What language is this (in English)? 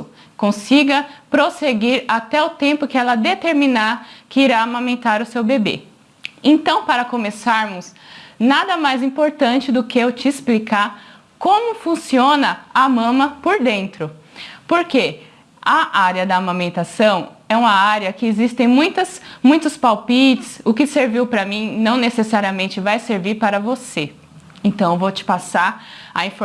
Portuguese